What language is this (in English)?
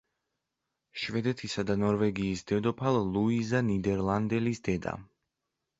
Georgian